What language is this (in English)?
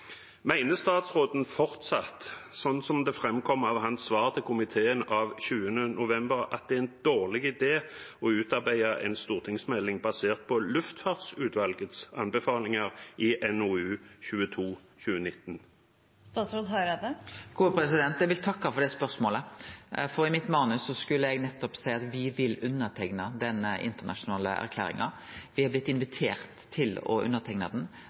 Norwegian